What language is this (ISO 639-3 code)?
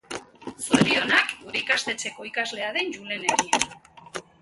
eus